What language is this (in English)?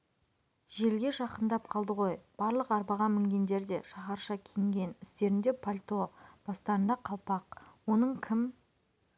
Kazakh